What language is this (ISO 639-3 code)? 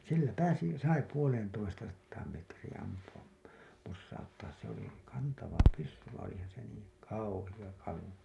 fin